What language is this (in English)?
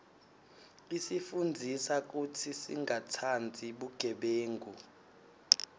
Swati